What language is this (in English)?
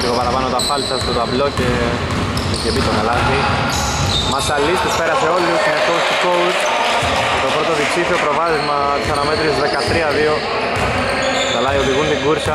Greek